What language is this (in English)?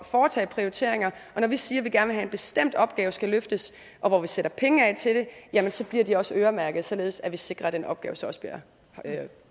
Danish